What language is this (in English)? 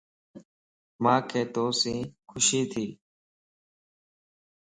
Lasi